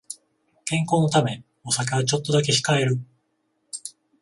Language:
Japanese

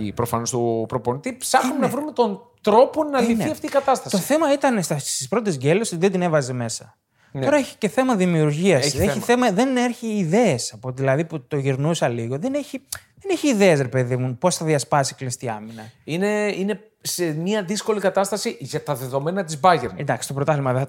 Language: Greek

